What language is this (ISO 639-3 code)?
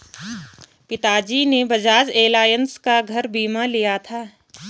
hin